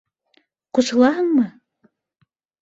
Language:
Bashkir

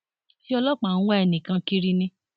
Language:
Yoruba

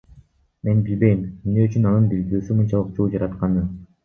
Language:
Kyrgyz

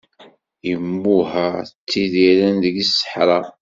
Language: Kabyle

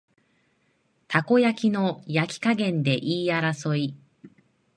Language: Japanese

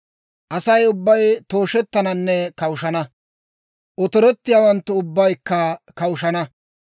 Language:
Dawro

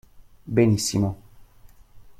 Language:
Italian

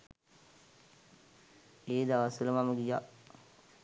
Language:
Sinhala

